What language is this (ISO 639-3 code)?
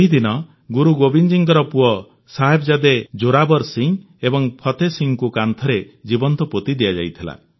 ori